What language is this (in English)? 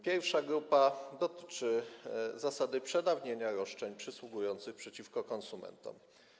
Polish